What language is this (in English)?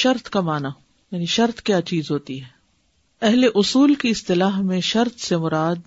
Urdu